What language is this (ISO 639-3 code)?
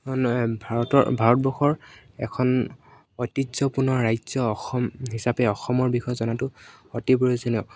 asm